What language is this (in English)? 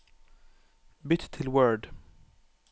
Norwegian